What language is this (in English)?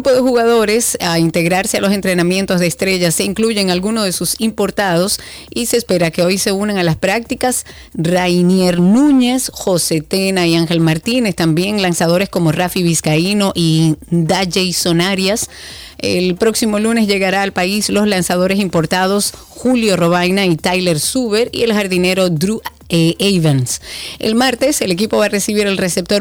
Spanish